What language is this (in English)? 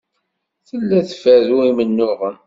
Kabyle